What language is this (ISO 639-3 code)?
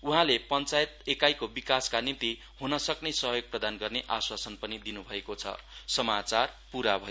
nep